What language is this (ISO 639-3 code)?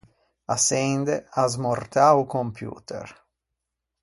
lij